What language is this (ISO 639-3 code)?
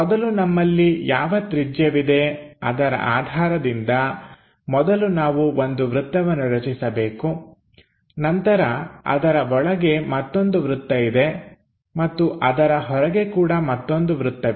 kan